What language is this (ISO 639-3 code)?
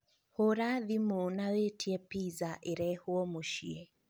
kik